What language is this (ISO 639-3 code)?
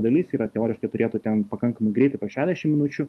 lit